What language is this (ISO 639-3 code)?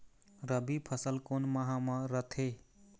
hne